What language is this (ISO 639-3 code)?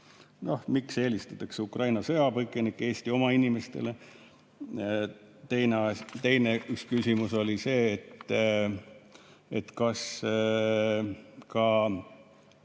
est